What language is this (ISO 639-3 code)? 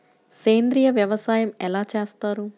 tel